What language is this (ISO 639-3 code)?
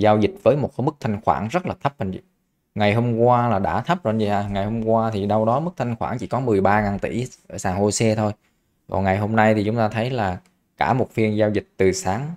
vie